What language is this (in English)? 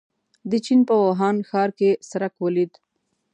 Pashto